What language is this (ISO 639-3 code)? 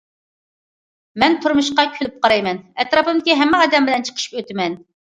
uig